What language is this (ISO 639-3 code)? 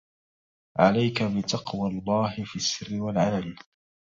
ara